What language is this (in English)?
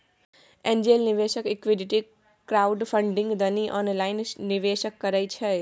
Maithili